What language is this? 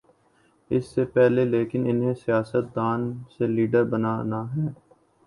Urdu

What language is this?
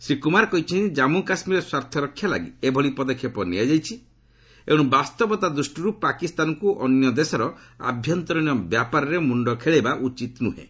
Odia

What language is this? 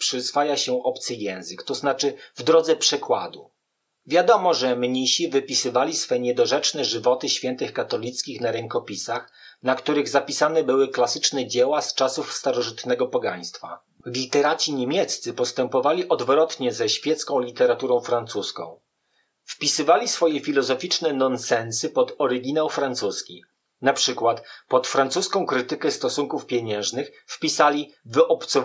Polish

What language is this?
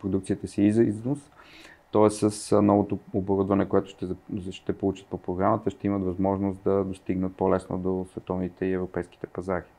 Bulgarian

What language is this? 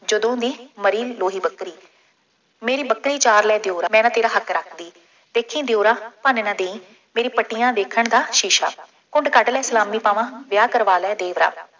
Punjabi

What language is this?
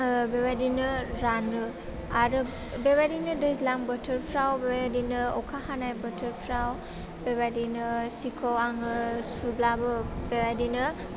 Bodo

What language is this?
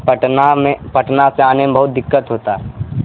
Urdu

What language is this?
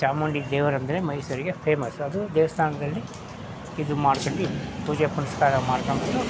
Kannada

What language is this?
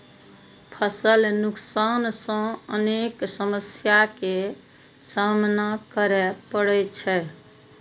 Maithili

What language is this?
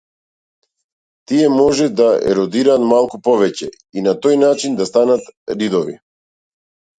Macedonian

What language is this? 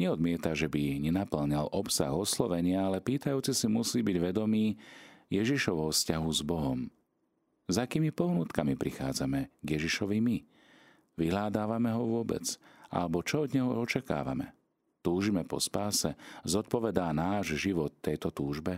Slovak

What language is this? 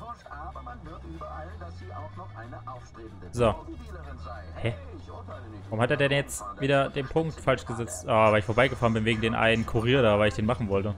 German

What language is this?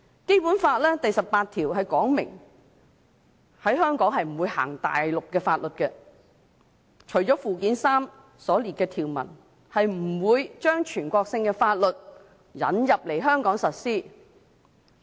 Cantonese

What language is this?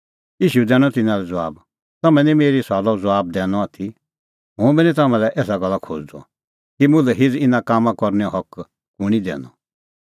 Kullu Pahari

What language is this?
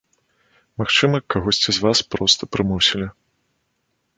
Belarusian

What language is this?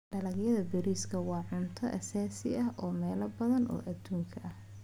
Somali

